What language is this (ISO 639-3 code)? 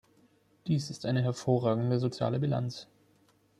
deu